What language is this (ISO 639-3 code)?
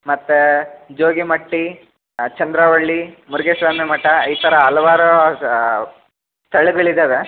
kan